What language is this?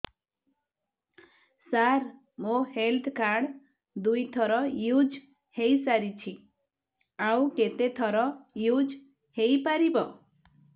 Odia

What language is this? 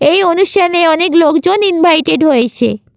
Bangla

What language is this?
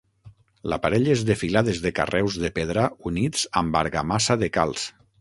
Catalan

